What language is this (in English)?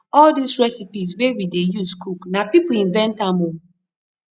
Nigerian Pidgin